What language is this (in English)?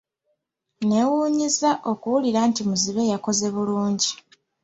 Ganda